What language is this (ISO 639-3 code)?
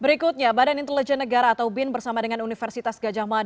ind